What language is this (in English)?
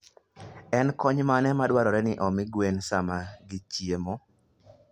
Luo (Kenya and Tanzania)